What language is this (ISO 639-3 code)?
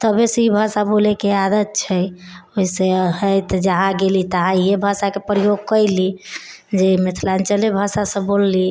mai